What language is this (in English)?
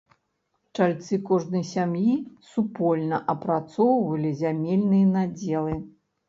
Belarusian